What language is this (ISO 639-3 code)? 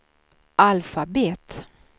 swe